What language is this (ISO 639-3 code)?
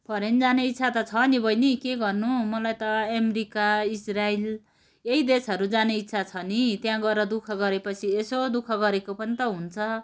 nep